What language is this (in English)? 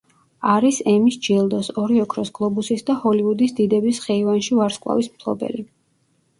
Georgian